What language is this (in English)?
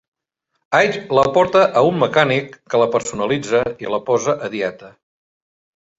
Catalan